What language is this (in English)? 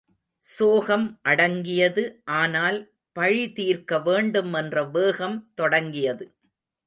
Tamil